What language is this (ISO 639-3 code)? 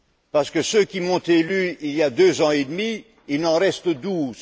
fra